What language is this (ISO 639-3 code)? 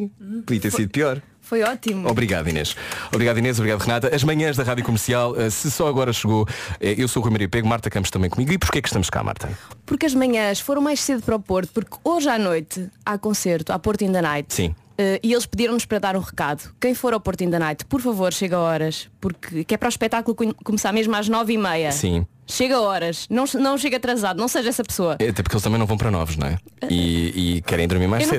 por